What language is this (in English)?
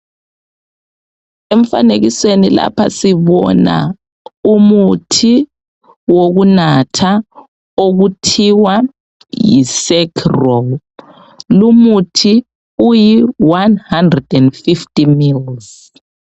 North Ndebele